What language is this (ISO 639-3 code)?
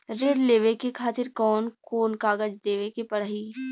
bho